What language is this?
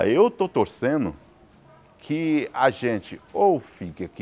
Portuguese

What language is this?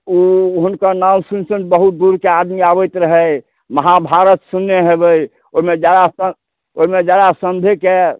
Maithili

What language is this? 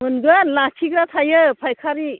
Bodo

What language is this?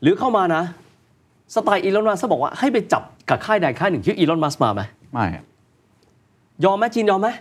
Thai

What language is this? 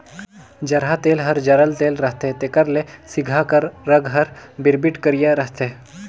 Chhattisgarhi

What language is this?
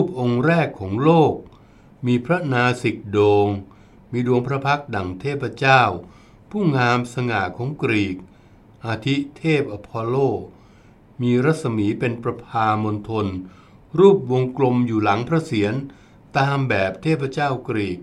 Thai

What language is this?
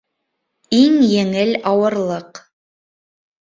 Bashkir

